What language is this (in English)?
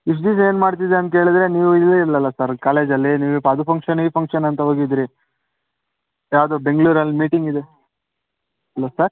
Kannada